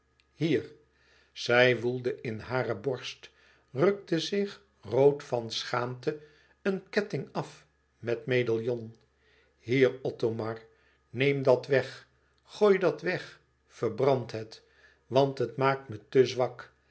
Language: Dutch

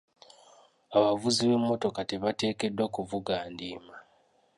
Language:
Ganda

